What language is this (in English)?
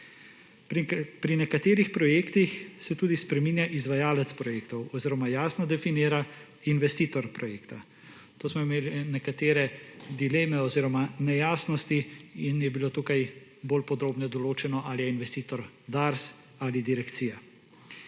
Slovenian